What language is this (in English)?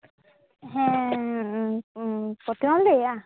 Santali